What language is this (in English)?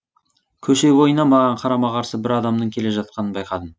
Kazakh